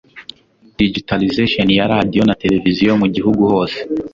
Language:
Kinyarwanda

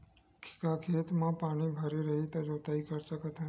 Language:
Chhattisgarhi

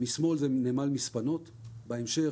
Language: Hebrew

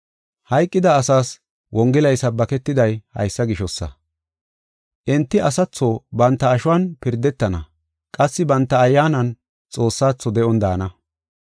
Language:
Gofa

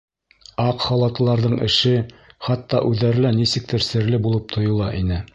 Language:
Bashkir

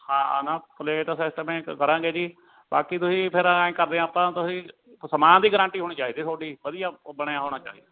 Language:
Punjabi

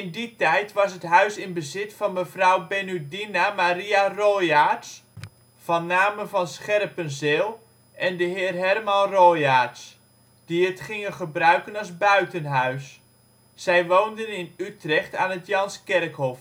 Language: Dutch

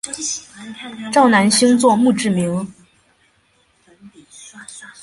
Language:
Chinese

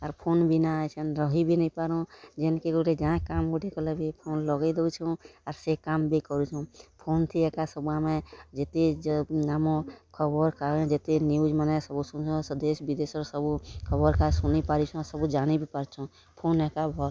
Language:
Odia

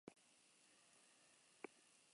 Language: Basque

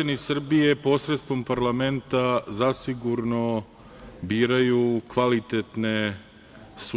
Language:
Serbian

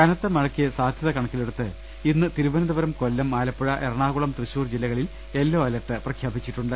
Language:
Malayalam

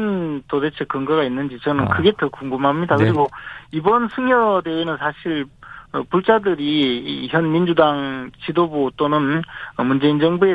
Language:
Korean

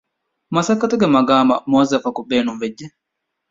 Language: Divehi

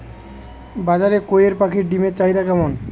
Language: Bangla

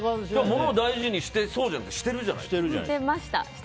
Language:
Japanese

